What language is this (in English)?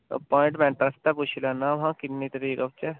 Dogri